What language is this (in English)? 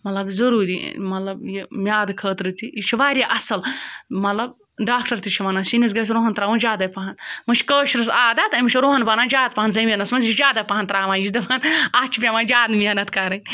Kashmiri